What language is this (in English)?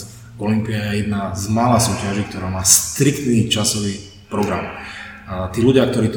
Czech